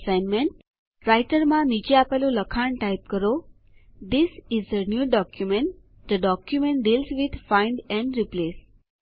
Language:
Gujarati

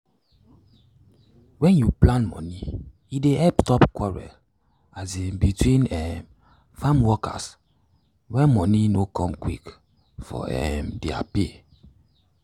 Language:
Nigerian Pidgin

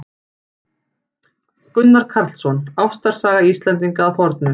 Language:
Icelandic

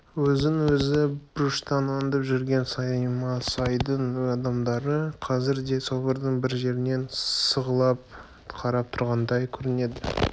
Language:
Kazakh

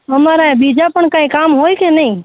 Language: Gujarati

